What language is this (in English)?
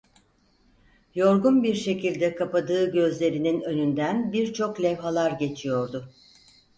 Turkish